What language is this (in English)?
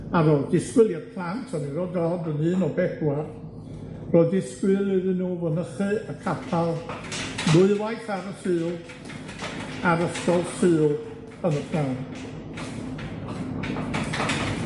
Welsh